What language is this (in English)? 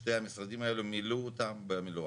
Hebrew